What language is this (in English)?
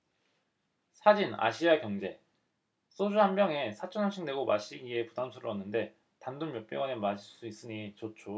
Korean